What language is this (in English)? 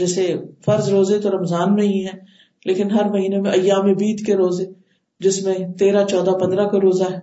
Urdu